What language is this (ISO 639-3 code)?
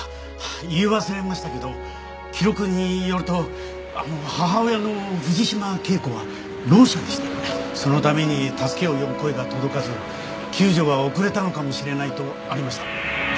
jpn